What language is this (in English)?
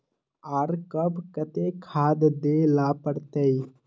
Magahi